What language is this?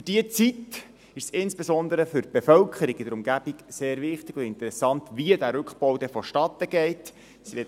Swiss German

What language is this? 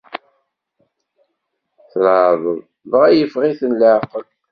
Kabyle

